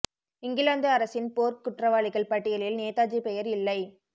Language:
Tamil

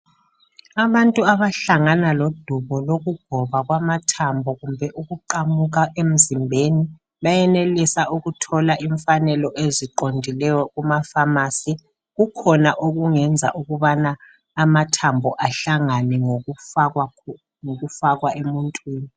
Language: North Ndebele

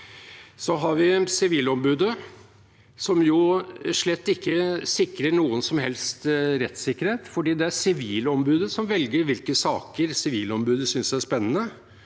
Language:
Norwegian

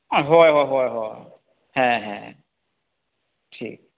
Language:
Santali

